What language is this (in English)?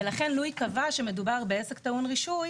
Hebrew